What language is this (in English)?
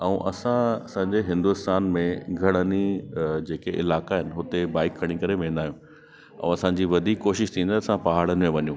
Sindhi